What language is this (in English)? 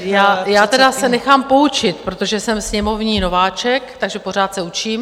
Czech